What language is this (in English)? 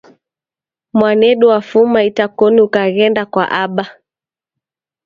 Taita